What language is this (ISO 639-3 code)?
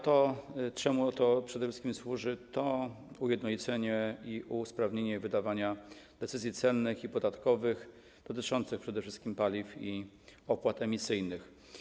pol